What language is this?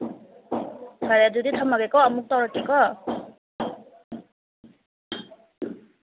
Manipuri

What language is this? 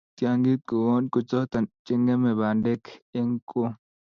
Kalenjin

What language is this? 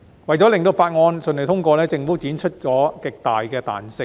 Cantonese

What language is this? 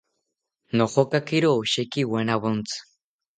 South Ucayali Ashéninka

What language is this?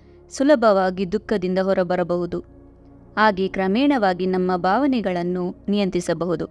Kannada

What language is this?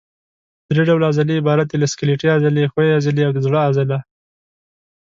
Pashto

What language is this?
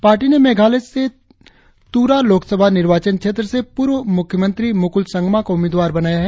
Hindi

